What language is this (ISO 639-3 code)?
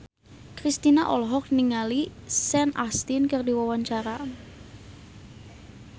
sun